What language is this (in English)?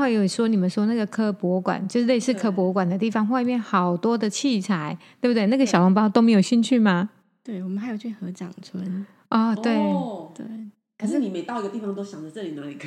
Chinese